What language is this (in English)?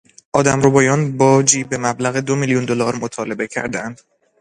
Persian